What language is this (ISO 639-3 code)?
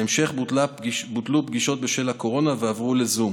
heb